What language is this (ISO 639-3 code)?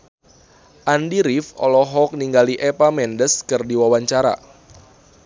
sun